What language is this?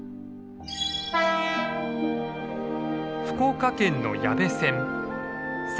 Japanese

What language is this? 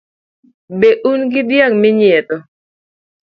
Luo (Kenya and Tanzania)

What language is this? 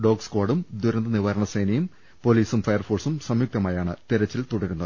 Malayalam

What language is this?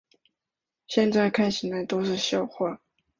Chinese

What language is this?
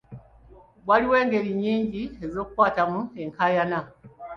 Ganda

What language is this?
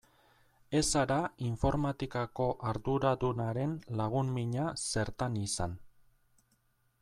Basque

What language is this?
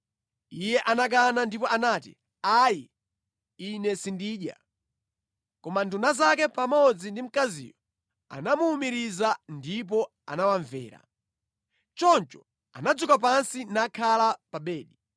Nyanja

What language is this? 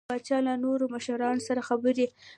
Pashto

